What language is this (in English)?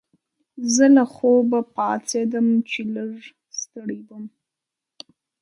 Pashto